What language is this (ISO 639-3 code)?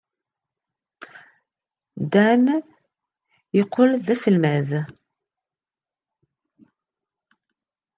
kab